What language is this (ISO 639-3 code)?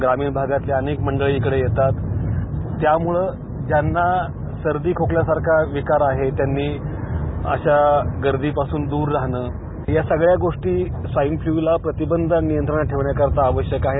mar